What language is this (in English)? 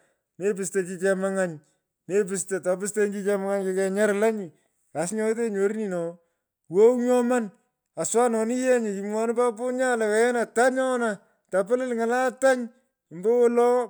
Pökoot